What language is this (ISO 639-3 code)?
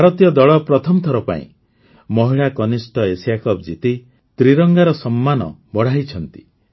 ori